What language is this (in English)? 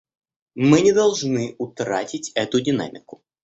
Russian